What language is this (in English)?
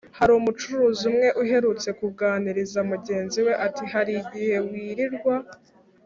Kinyarwanda